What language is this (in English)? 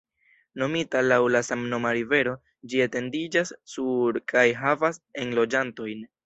Esperanto